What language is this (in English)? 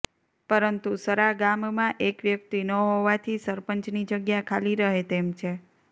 Gujarati